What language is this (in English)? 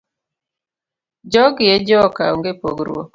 Luo (Kenya and Tanzania)